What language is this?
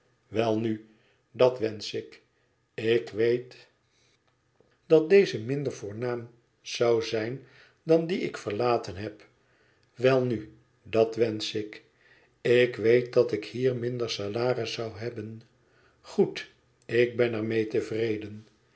Dutch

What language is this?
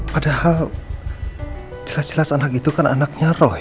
Indonesian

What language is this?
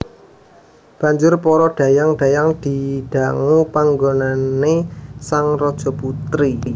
Javanese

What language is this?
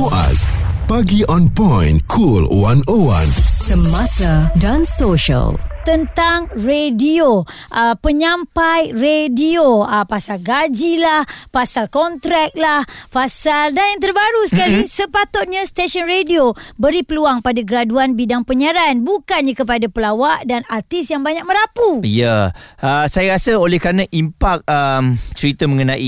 Malay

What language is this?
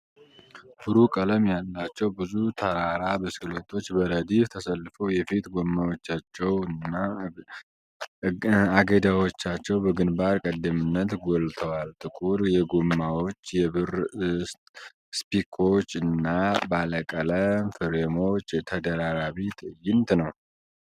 Amharic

